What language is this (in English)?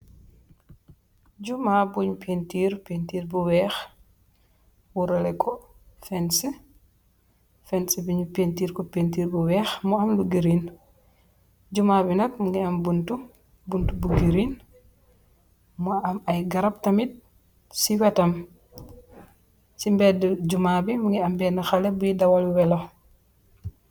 Wolof